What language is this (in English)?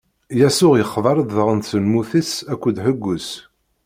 Kabyle